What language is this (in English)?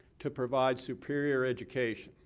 English